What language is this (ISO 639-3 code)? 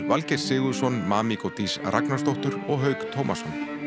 isl